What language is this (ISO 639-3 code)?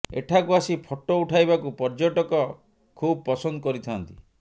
ori